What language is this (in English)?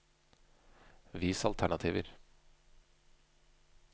Norwegian